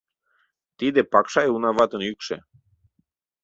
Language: Mari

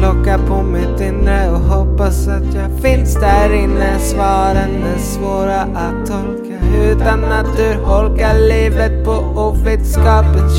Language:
Swedish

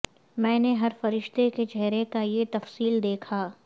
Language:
Urdu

